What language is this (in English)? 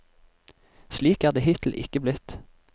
Norwegian